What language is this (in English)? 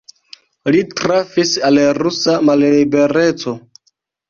Esperanto